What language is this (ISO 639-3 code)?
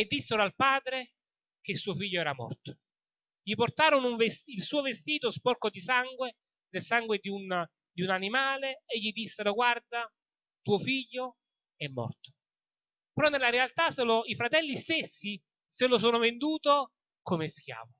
ita